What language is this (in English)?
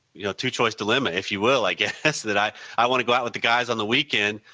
English